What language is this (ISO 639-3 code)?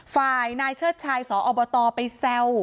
tha